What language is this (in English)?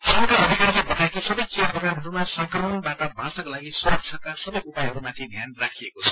Nepali